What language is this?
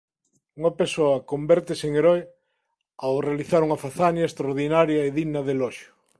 Galician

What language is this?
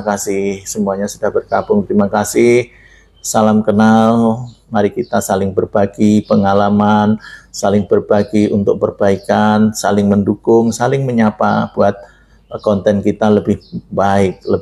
Indonesian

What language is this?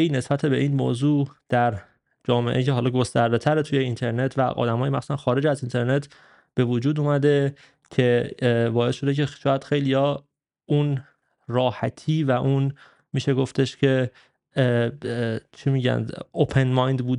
Persian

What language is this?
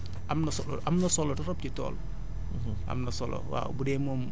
Wolof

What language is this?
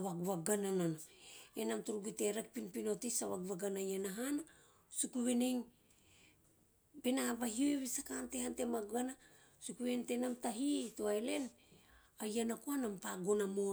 Teop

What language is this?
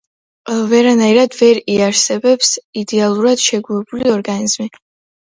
Georgian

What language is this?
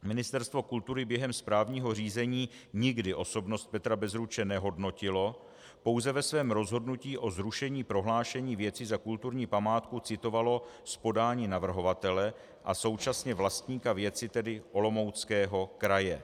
Czech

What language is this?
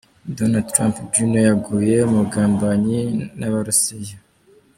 Kinyarwanda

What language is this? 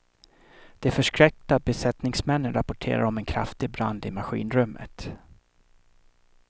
Swedish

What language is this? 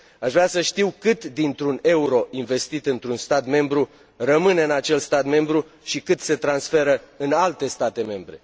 Romanian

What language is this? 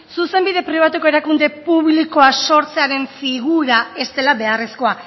Basque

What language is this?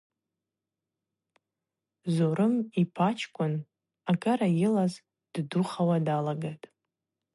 Abaza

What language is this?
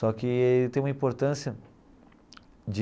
Portuguese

